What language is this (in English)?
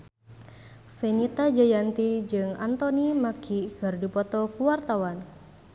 Sundanese